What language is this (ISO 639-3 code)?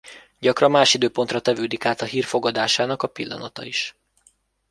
hun